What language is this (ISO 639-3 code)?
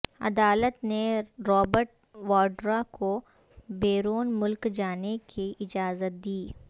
urd